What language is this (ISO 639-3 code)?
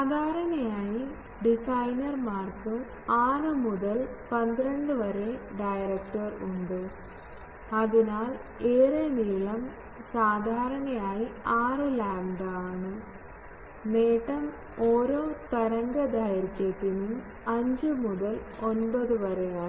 mal